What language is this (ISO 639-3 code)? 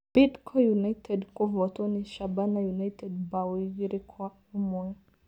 kik